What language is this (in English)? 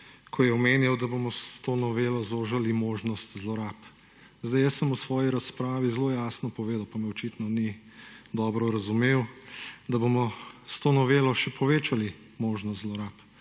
Slovenian